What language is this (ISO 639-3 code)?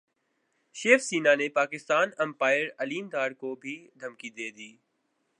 urd